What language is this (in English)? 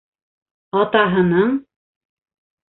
Bashkir